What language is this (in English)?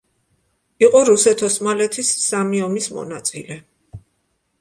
Georgian